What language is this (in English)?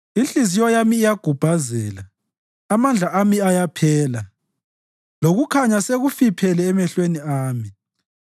North Ndebele